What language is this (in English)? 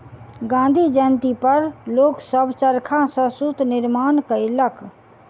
Maithili